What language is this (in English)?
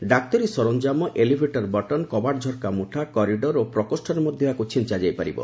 Odia